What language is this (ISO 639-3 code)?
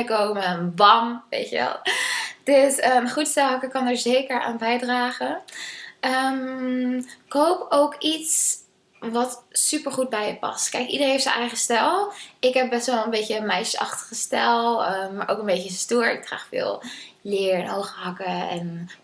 nld